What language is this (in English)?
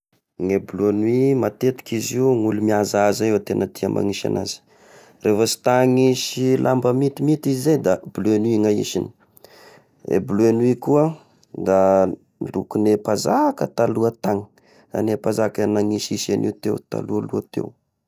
Tesaka Malagasy